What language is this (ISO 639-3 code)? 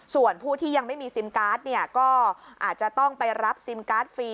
tha